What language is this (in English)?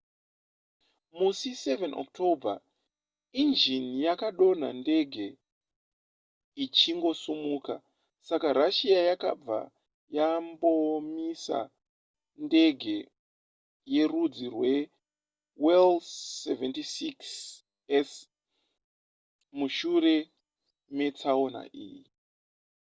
Shona